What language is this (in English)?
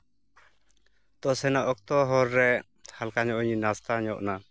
Santali